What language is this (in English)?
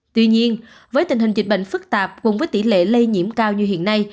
Vietnamese